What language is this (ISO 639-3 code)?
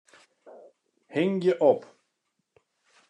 fry